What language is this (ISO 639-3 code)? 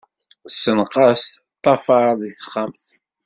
kab